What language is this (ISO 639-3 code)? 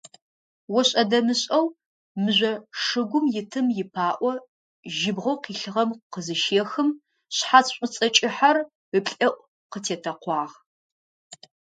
ady